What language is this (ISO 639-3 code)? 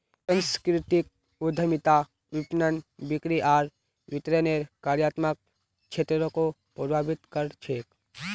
mag